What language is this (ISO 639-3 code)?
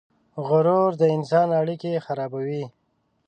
pus